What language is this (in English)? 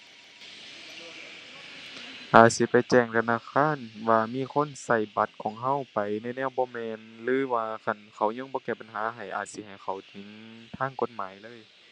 Thai